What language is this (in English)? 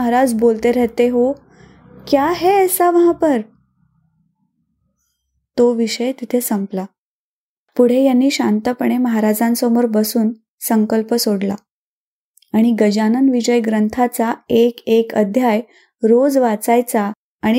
Marathi